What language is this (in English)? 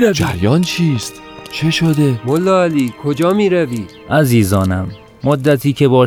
Persian